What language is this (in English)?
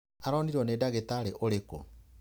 Kikuyu